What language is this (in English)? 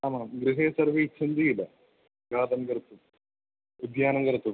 Sanskrit